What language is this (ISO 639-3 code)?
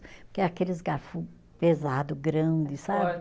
por